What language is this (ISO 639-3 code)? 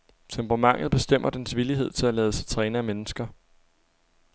dan